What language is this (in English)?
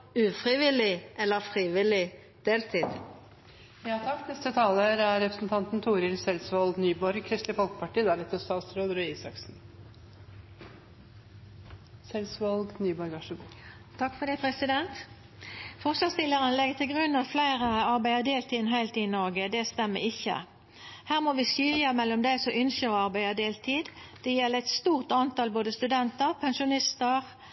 Norwegian Nynorsk